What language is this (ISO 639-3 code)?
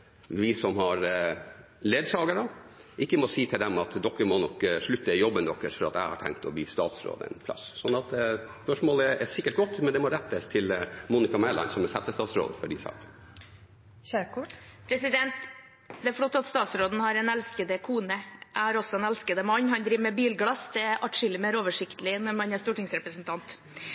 nor